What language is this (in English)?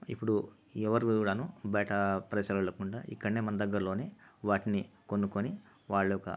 Telugu